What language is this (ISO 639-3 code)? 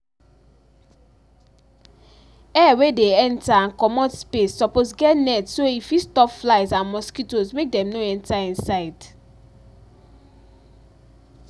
pcm